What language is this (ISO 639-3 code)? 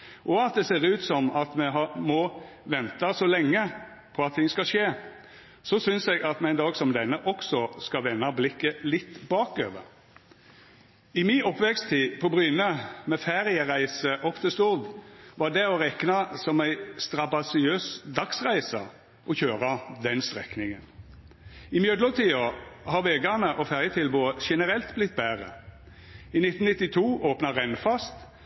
nno